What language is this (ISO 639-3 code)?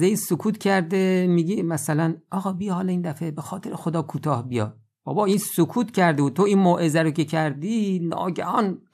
fas